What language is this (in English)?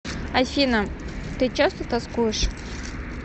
Russian